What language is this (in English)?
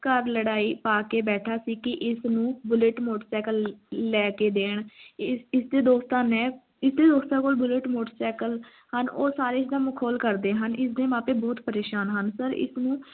Punjabi